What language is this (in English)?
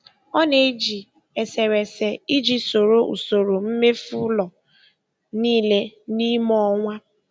Igbo